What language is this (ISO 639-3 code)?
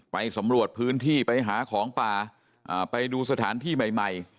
tha